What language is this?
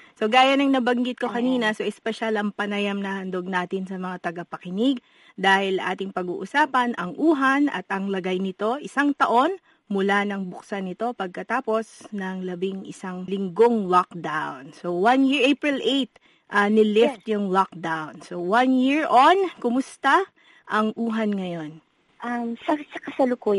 Filipino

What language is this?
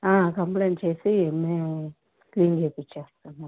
Telugu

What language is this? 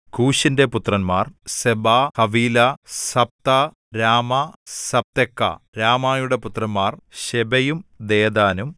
Malayalam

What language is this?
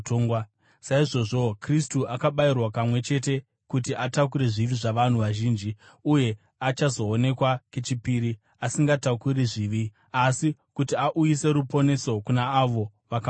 Shona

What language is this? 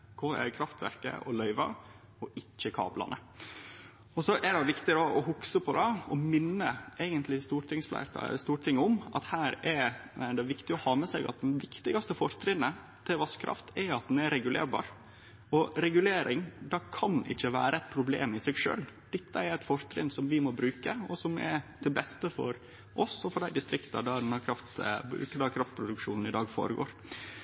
Norwegian Nynorsk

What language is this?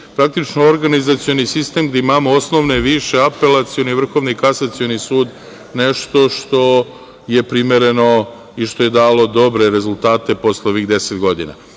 Serbian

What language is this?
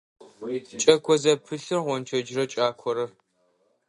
Adyghe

